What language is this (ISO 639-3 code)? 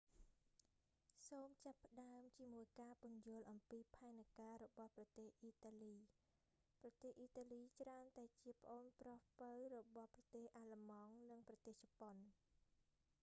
khm